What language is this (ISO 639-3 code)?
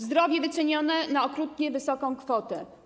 pol